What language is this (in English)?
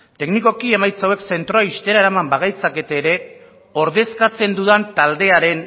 Basque